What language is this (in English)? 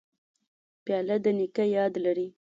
Pashto